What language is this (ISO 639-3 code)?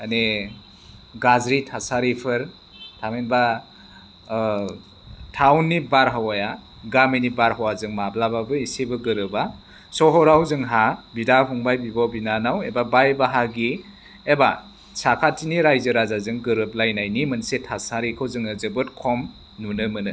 brx